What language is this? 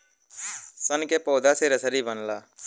Bhojpuri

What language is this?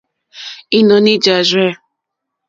Mokpwe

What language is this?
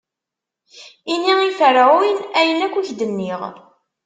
Kabyle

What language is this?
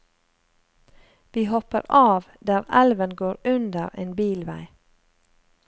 Norwegian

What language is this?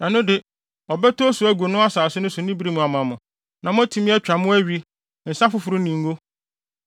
Akan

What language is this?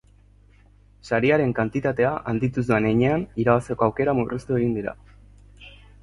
Basque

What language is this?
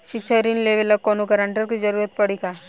Bhojpuri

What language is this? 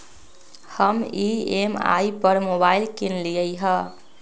Magahi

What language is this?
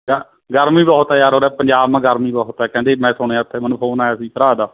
Punjabi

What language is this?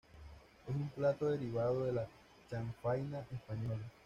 Spanish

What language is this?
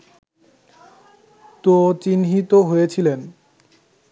Bangla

